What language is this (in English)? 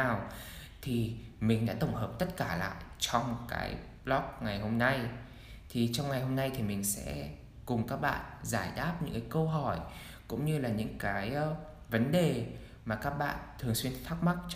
Vietnamese